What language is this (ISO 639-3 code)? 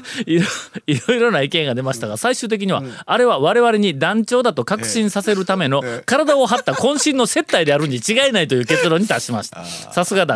jpn